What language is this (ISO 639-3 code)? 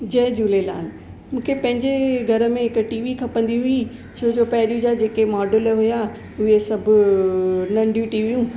snd